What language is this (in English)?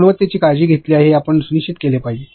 Marathi